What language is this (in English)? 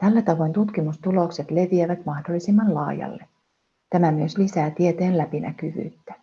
Finnish